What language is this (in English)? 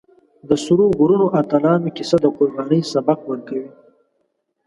Pashto